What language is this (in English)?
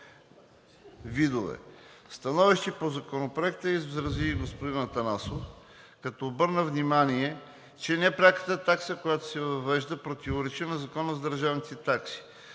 Bulgarian